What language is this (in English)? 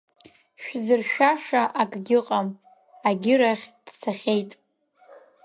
Abkhazian